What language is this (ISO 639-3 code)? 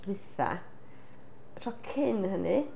cym